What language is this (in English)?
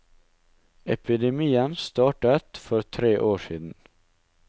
Norwegian